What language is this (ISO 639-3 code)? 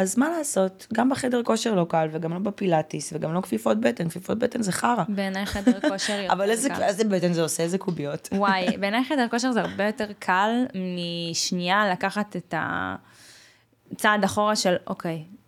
heb